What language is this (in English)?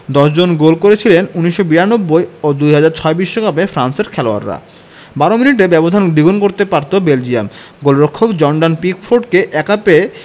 Bangla